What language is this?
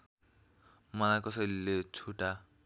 Nepali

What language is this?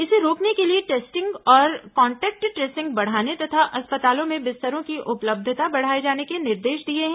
Hindi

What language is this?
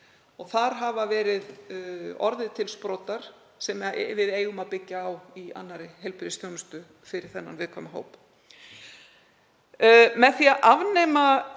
Icelandic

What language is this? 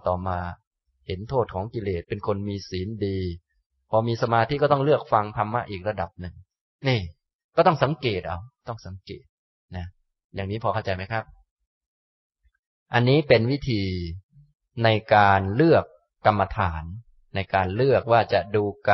Thai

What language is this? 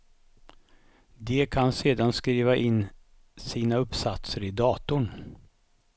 Swedish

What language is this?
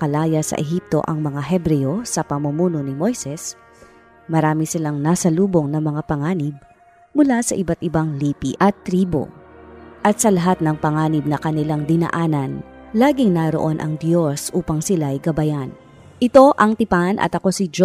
Filipino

